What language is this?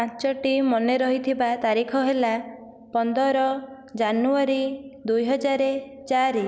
Odia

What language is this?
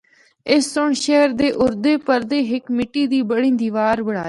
Northern Hindko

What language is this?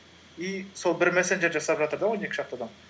Kazakh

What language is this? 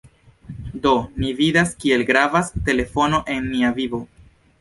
Esperanto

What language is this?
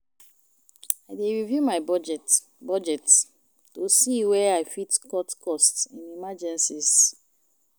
Nigerian Pidgin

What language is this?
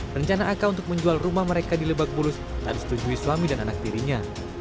Indonesian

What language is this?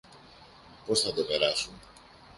Greek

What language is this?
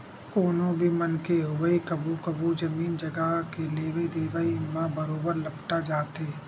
Chhattisgarhi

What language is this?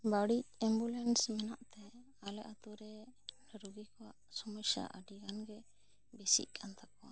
Santali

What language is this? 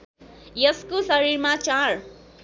Nepali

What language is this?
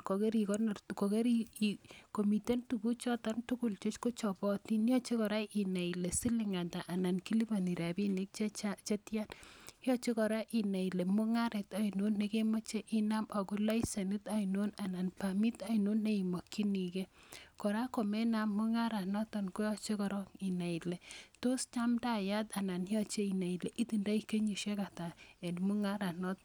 Kalenjin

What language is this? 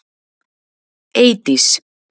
Icelandic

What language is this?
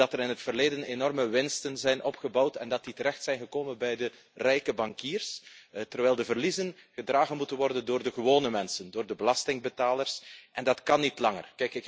Dutch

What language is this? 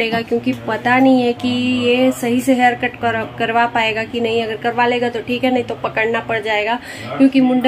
Hindi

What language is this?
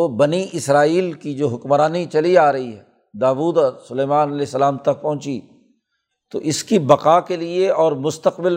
Urdu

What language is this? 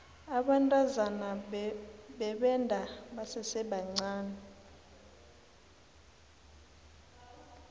South Ndebele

